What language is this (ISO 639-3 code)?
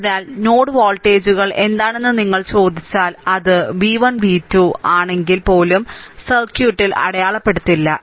mal